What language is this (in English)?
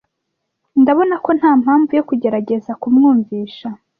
Kinyarwanda